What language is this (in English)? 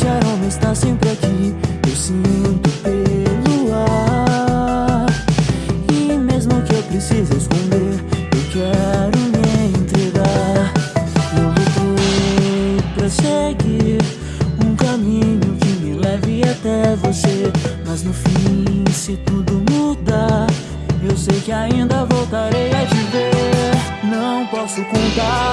French